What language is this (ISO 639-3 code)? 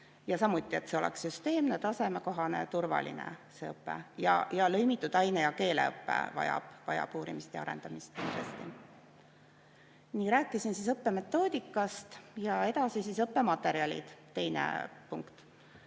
est